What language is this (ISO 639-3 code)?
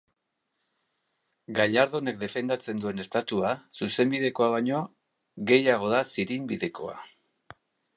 eus